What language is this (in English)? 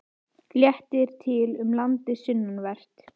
Icelandic